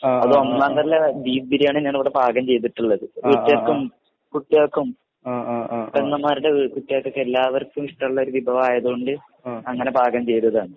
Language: Malayalam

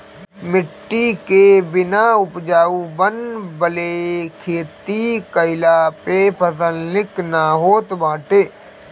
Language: Bhojpuri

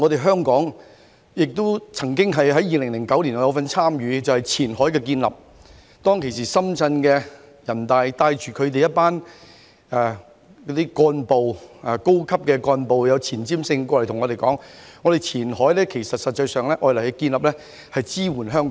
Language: Cantonese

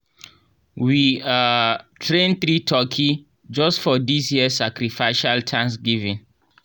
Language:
Nigerian Pidgin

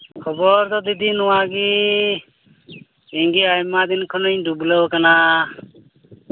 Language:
Santali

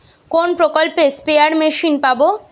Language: Bangla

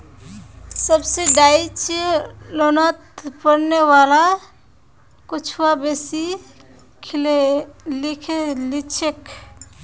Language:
Magahi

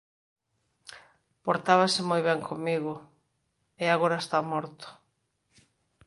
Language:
Galician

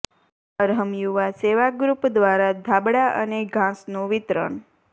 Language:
Gujarati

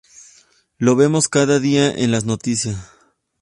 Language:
Spanish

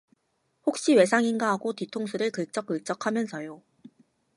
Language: Korean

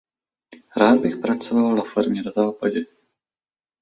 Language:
Czech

